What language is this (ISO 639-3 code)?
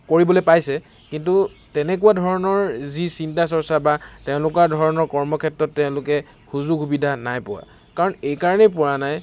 asm